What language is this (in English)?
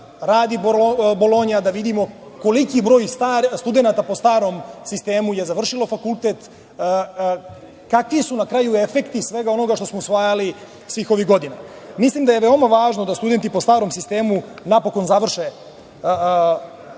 Serbian